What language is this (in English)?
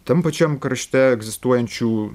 Lithuanian